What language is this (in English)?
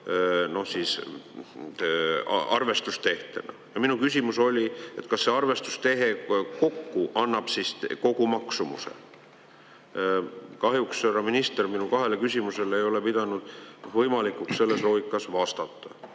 Estonian